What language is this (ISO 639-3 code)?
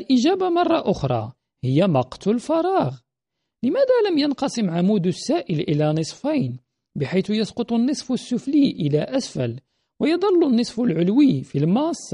ara